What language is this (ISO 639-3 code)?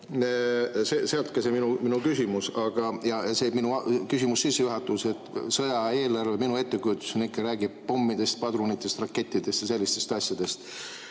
est